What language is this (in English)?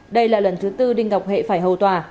Vietnamese